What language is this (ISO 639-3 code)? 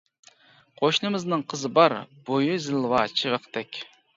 uig